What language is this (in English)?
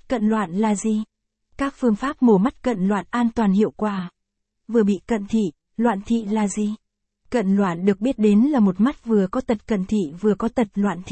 Vietnamese